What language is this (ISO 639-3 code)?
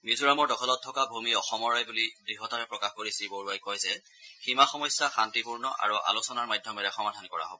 asm